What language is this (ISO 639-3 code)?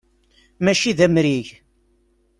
kab